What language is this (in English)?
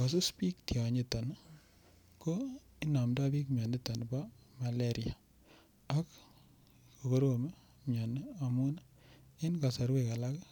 Kalenjin